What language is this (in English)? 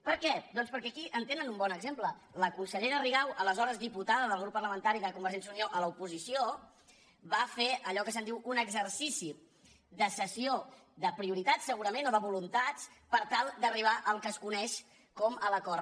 Catalan